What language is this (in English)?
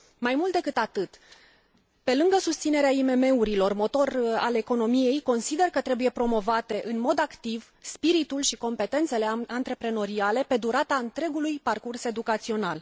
Romanian